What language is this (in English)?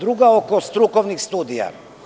Serbian